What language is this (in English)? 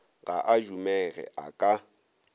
Northern Sotho